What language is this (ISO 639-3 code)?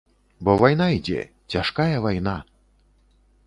bel